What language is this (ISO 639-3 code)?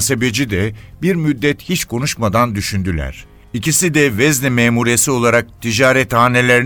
tur